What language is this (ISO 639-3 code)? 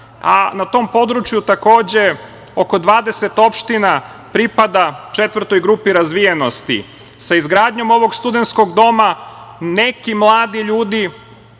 srp